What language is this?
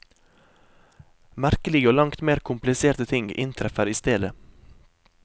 Norwegian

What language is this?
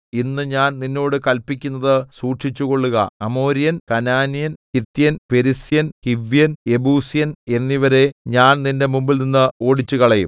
Malayalam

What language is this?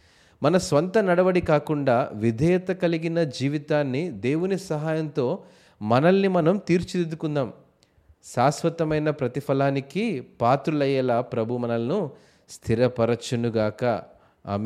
Telugu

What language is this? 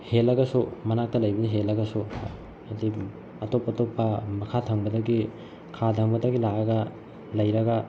Manipuri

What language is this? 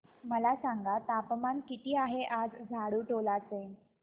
Marathi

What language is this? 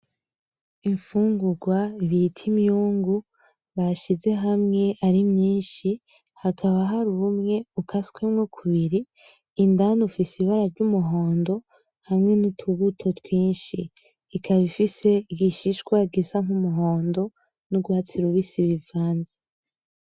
Rundi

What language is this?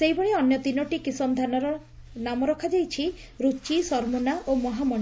Odia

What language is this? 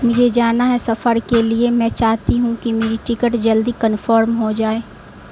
Urdu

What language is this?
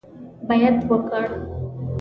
Pashto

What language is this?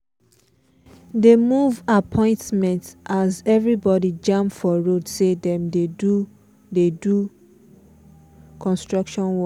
Nigerian Pidgin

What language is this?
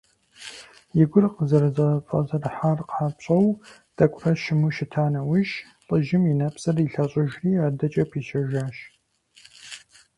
Kabardian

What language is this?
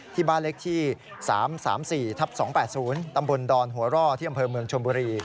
Thai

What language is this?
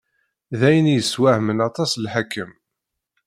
Kabyle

